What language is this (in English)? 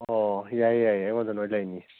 Manipuri